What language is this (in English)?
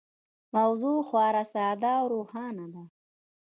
Pashto